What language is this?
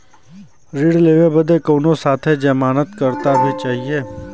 Bhojpuri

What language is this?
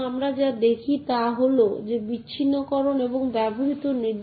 Bangla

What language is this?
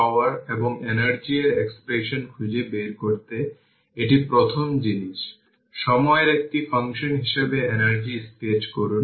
Bangla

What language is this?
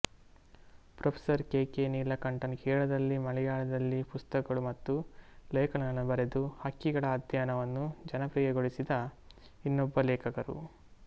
Kannada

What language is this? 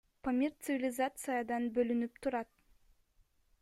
Kyrgyz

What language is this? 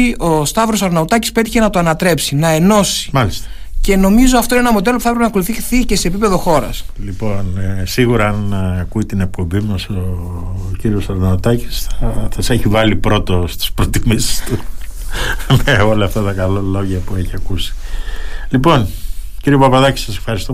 Greek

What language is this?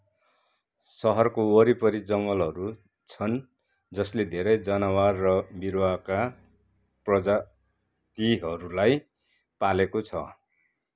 Nepali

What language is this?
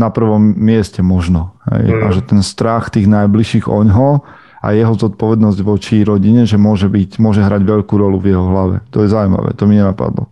Slovak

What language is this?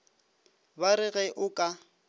Northern Sotho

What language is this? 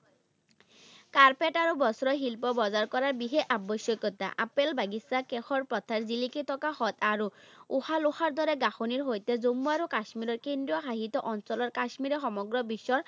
Assamese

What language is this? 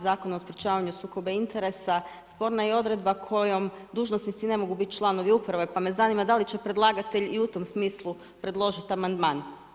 Croatian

